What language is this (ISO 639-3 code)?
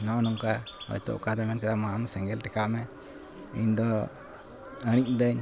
sat